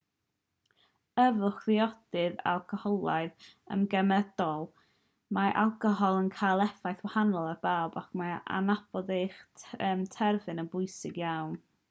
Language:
Welsh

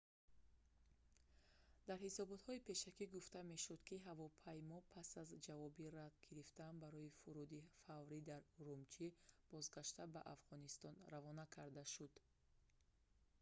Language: Tajik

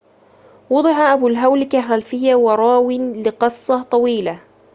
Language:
Arabic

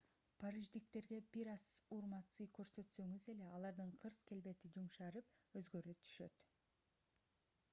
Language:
Kyrgyz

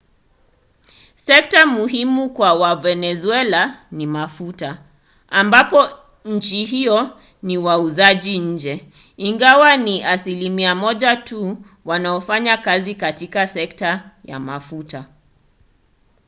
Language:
Swahili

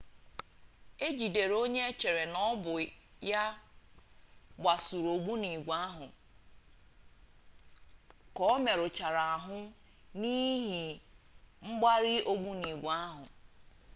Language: Igbo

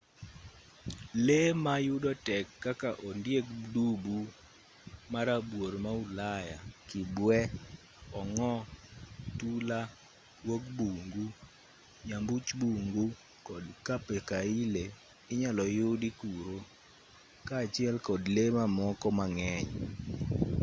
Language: Luo (Kenya and Tanzania)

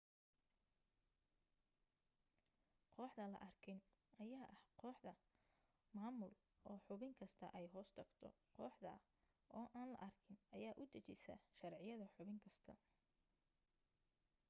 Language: Somali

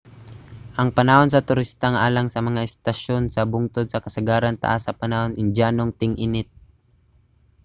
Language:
Cebuano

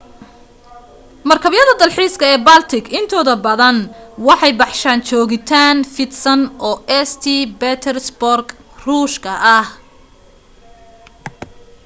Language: Somali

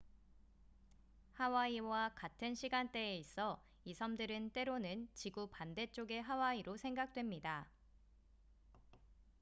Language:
Korean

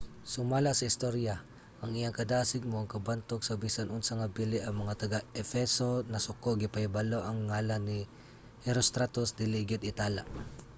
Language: Cebuano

